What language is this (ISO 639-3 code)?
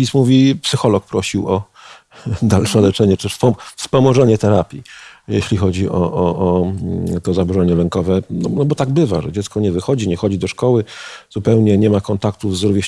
pol